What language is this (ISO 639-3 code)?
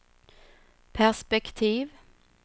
swe